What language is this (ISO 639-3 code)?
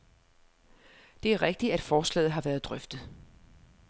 dan